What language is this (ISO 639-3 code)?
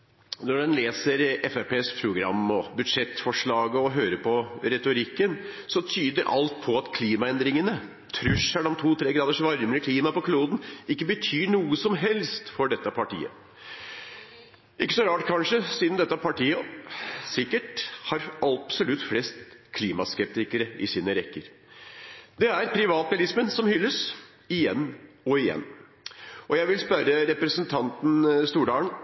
nob